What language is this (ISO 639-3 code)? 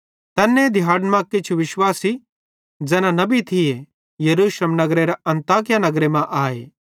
bhd